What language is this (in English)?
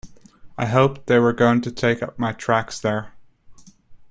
English